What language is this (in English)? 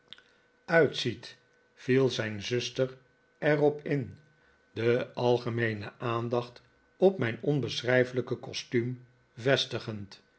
Dutch